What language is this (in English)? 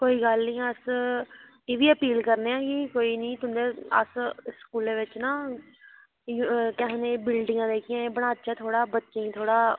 Dogri